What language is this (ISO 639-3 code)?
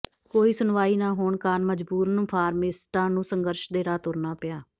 pan